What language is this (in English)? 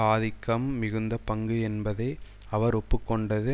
Tamil